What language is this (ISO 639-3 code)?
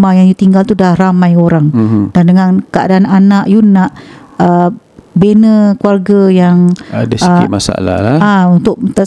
msa